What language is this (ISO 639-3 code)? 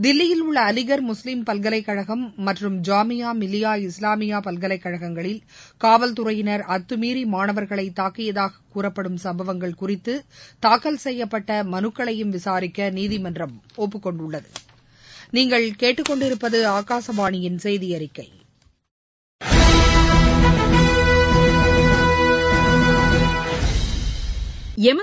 tam